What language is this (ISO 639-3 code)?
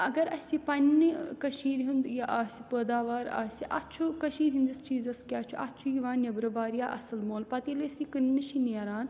kas